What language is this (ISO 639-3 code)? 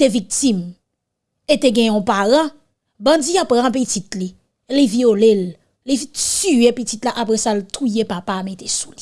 fra